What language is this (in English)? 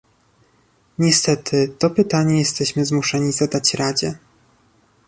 Polish